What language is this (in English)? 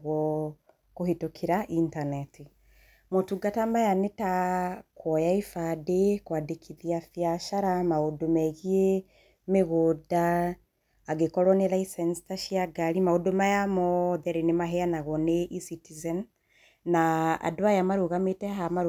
Kikuyu